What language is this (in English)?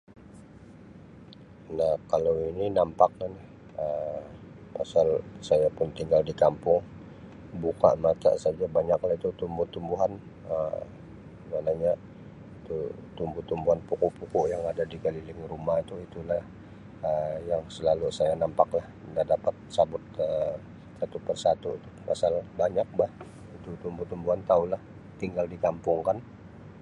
Sabah Malay